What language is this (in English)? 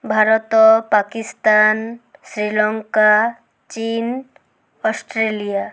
Odia